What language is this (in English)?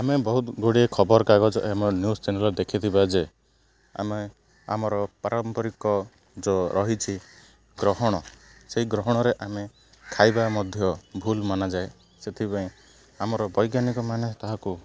Odia